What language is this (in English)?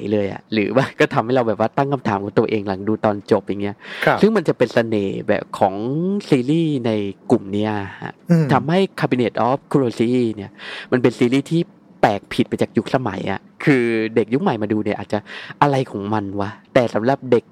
Thai